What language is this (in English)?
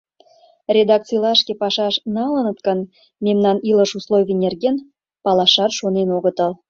Mari